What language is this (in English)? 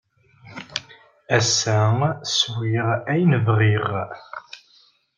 Kabyle